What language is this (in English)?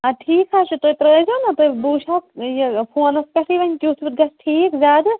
Kashmiri